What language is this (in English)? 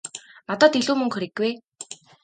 Mongolian